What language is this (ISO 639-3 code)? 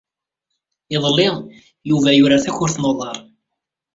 kab